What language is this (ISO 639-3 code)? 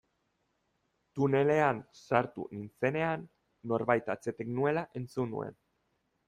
eus